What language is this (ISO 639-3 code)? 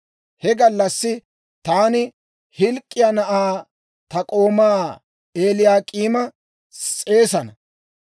dwr